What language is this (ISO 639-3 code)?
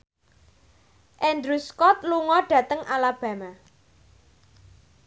jav